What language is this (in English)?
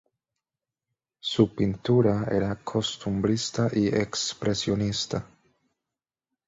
Spanish